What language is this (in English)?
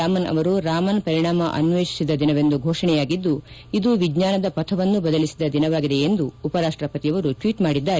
Kannada